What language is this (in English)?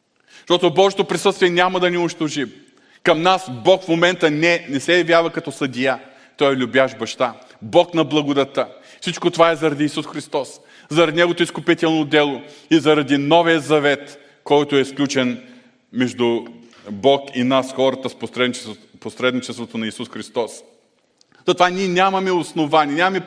Bulgarian